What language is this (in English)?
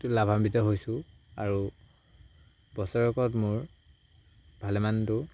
Assamese